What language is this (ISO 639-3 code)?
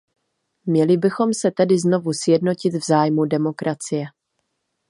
ces